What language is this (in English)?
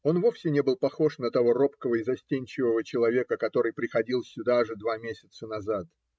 Russian